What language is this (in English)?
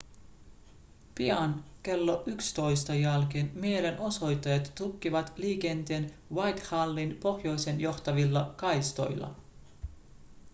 Finnish